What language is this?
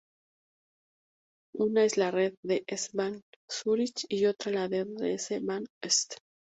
Spanish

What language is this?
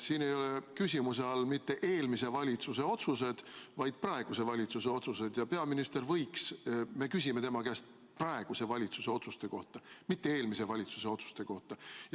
Estonian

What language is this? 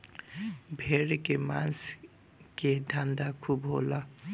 Bhojpuri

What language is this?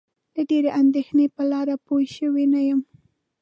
Pashto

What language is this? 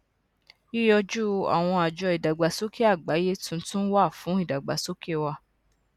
Yoruba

